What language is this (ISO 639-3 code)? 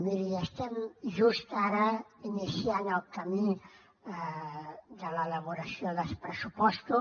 cat